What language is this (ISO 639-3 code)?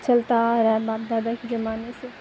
urd